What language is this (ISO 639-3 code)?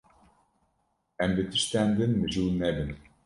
kur